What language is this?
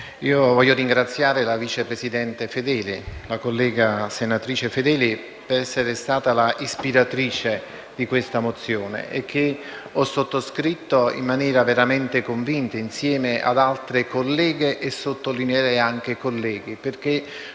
Italian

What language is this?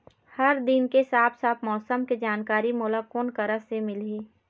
Chhattisgarhi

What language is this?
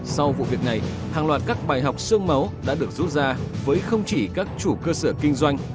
Vietnamese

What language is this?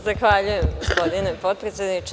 Serbian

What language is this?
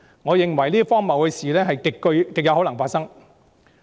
Cantonese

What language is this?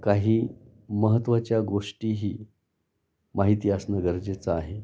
Marathi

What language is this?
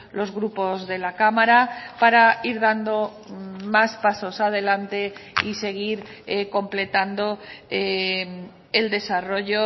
Spanish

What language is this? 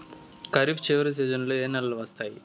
Telugu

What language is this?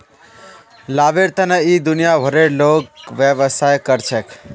Magahi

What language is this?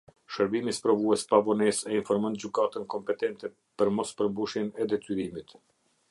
Albanian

